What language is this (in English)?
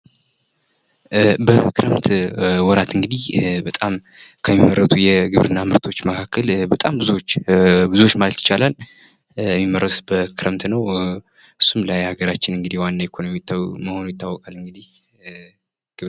Amharic